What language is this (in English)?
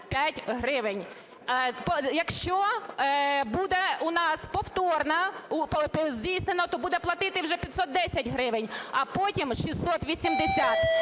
Ukrainian